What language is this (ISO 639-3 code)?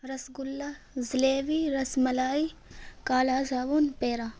urd